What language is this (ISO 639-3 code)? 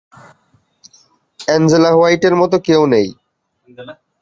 ben